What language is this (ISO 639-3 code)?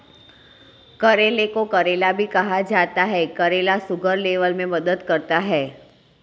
hin